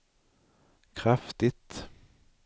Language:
Swedish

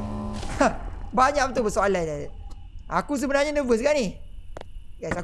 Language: Malay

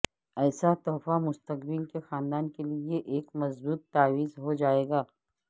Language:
Urdu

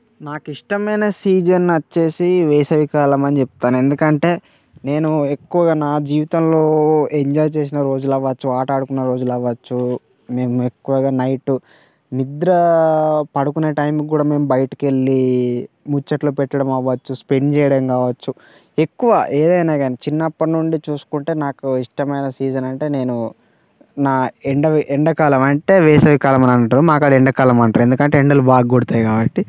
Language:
Telugu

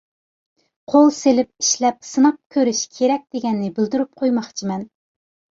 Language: Uyghur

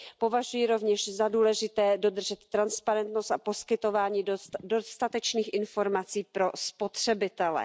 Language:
Czech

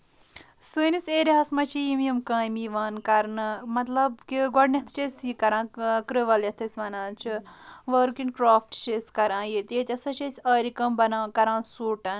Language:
Kashmiri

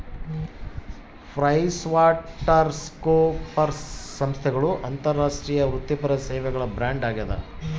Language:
Kannada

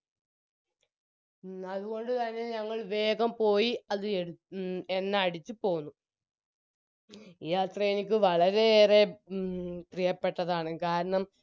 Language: Malayalam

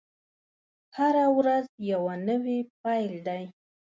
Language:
Pashto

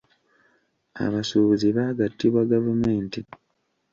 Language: Ganda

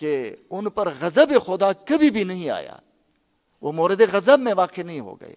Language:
Urdu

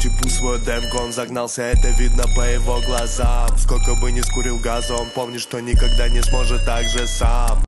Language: Russian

